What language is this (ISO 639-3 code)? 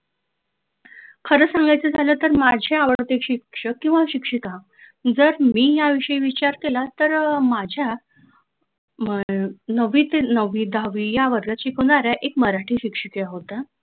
mar